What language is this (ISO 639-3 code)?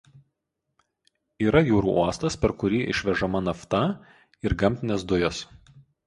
lit